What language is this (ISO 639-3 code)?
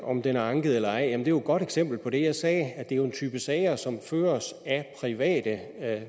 dan